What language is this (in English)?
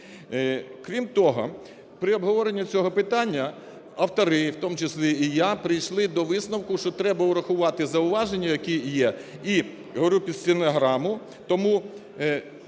Ukrainian